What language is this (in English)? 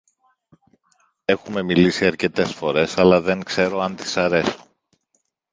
Greek